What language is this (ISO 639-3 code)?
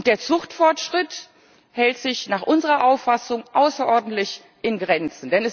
deu